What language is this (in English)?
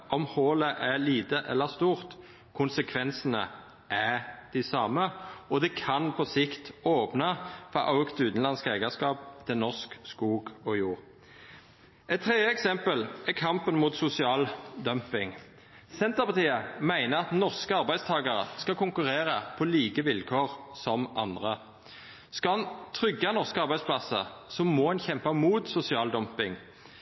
Norwegian Nynorsk